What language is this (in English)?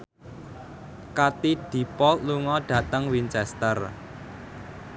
Javanese